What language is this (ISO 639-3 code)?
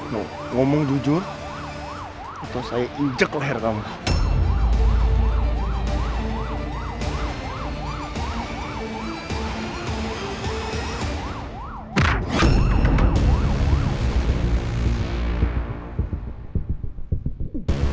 ind